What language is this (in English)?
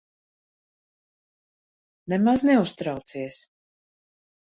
Latvian